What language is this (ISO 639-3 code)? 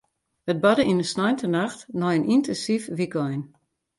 fry